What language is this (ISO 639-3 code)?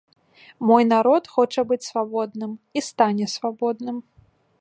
bel